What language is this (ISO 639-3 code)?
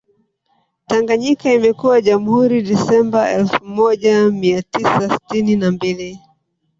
swa